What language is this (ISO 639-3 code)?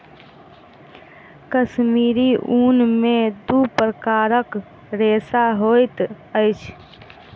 mai